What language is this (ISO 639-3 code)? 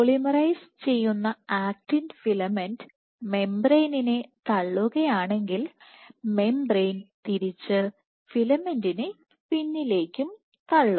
mal